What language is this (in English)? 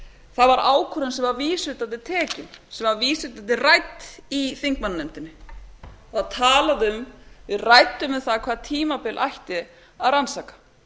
Icelandic